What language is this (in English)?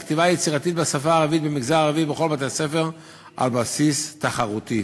Hebrew